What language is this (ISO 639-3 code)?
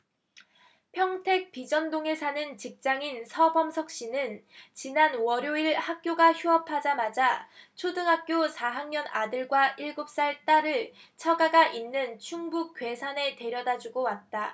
kor